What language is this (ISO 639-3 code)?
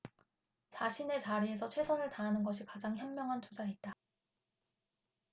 kor